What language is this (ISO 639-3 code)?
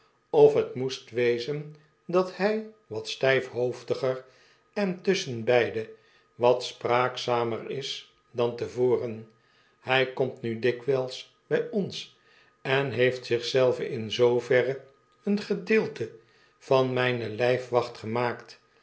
nld